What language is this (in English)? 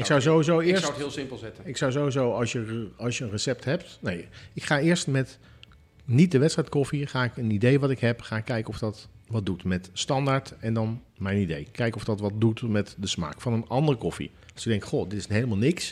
Dutch